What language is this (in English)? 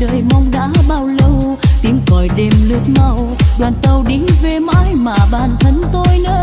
Vietnamese